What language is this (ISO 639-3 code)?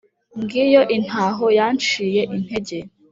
kin